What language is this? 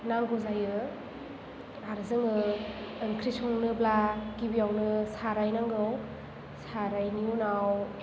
Bodo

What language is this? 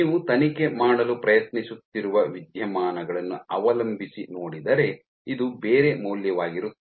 Kannada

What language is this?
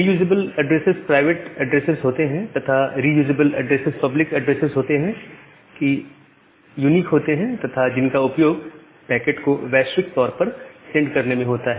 Hindi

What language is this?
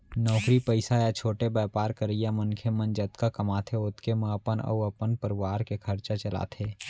Chhattisgarhi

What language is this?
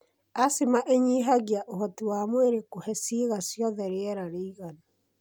Kikuyu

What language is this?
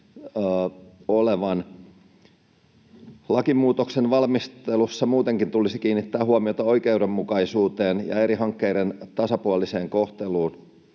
Finnish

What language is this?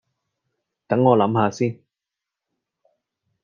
Cantonese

